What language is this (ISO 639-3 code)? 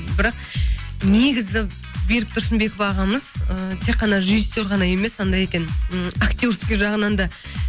kaz